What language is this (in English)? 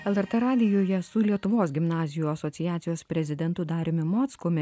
Lithuanian